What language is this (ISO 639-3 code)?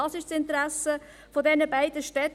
gsw